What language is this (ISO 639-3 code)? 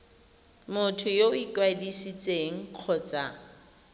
tsn